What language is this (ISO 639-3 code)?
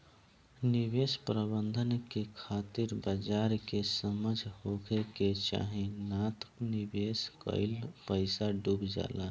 bho